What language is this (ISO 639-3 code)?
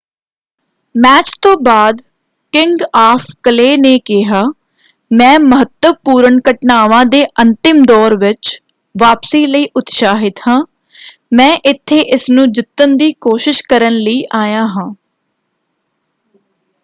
pan